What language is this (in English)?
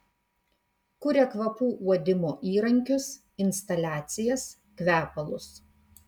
Lithuanian